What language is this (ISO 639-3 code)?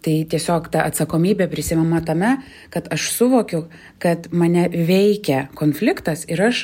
lit